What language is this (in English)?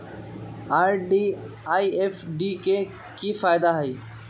Magahi